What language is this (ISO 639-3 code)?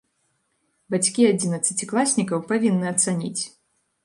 bel